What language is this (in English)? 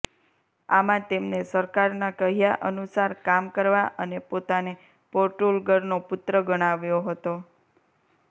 Gujarati